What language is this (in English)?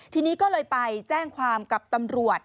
Thai